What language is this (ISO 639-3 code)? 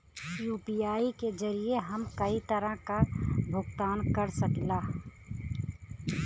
bho